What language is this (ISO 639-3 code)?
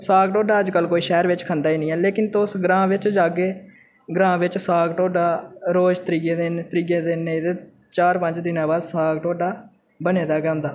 doi